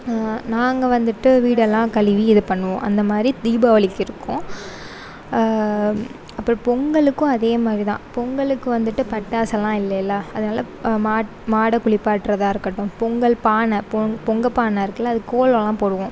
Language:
Tamil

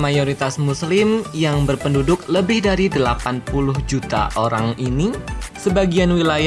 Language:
Indonesian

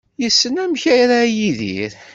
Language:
Kabyle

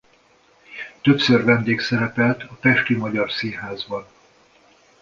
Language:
Hungarian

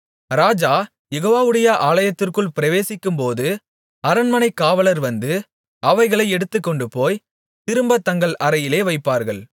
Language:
Tamil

